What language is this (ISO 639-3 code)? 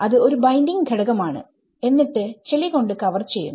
mal